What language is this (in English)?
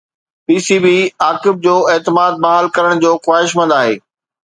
Sindhi